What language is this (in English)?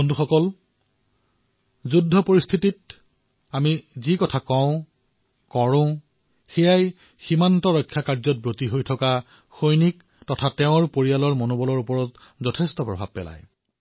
Assamese